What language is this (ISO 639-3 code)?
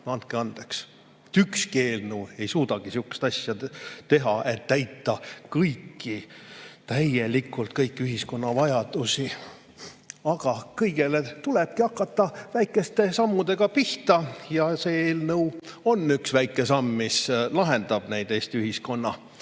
est